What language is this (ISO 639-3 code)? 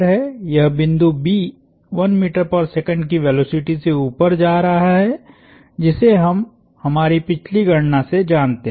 hin